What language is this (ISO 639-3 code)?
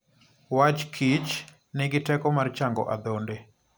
luo